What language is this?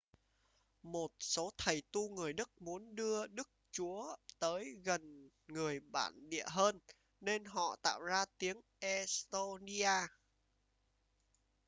Vietnamese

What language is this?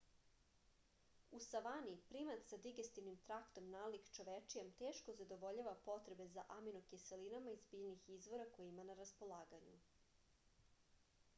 Serbian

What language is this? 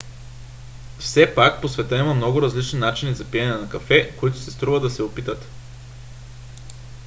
Bulgarian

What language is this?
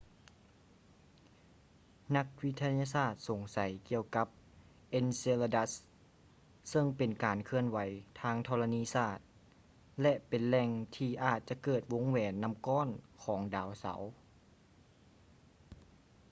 Lao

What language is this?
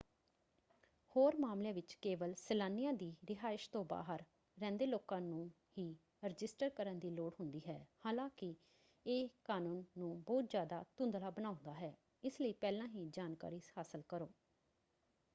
Punjabi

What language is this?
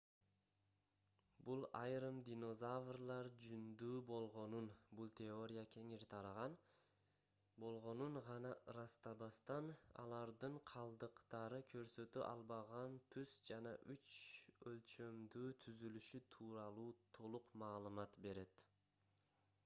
Kyrgyz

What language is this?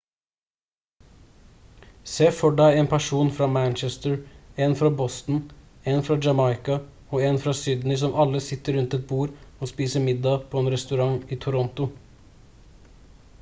Norwegian Bokmål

